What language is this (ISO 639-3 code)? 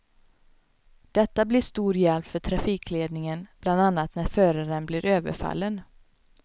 swe